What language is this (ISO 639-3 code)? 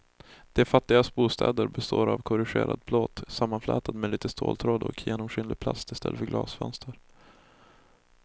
swe